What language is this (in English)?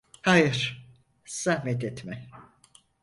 Turkish